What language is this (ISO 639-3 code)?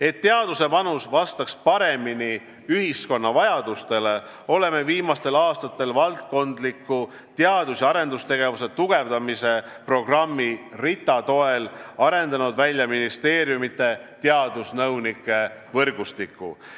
est